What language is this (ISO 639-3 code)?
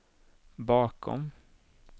swe